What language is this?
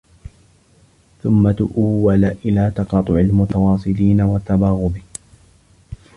Arabic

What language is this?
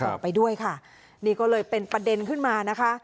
Thai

